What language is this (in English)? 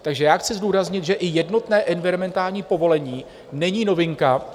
Czech